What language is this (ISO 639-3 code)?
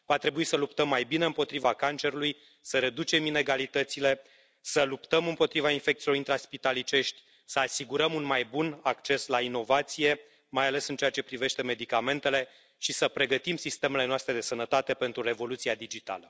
ron